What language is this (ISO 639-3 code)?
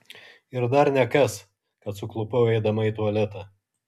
lit